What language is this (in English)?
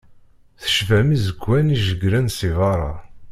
Kabyle